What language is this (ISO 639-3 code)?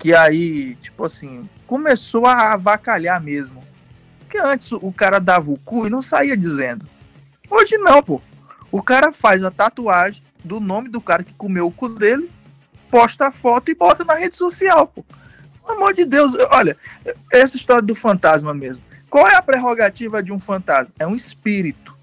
por